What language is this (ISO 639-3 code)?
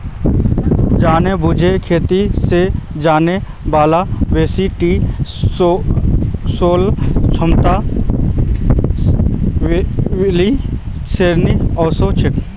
mag